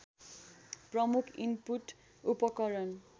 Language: Nepali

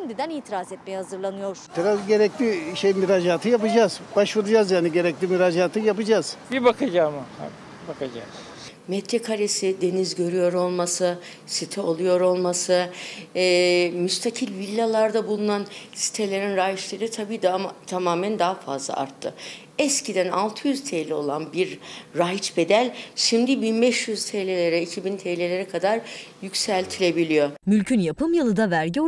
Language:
Turkish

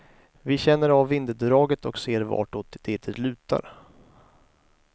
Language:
Swedish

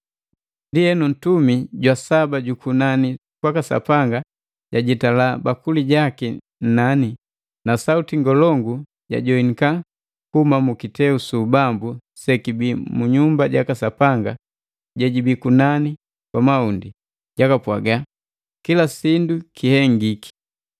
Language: Matengo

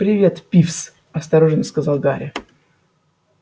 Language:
Russian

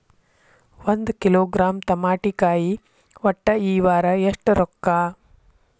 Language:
Kannada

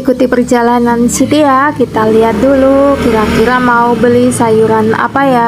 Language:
Indonesian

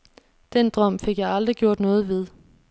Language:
Danish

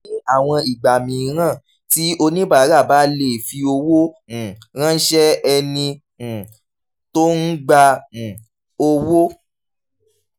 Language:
Yoruba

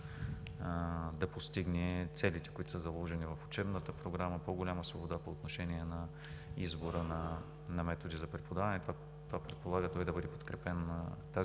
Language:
Bulgarian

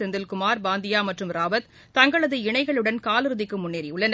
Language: Tamil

